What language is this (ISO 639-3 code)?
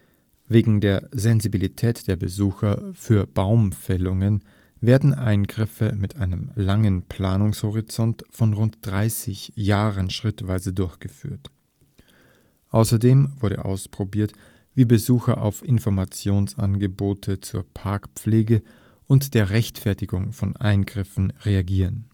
deu